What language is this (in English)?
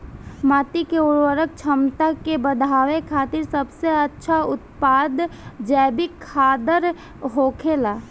Bhojpuri